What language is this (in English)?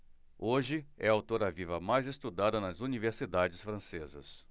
Portuguese